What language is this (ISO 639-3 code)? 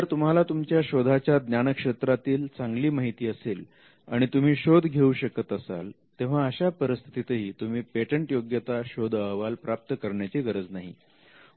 mar